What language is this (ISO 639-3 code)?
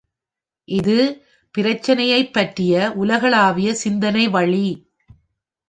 tam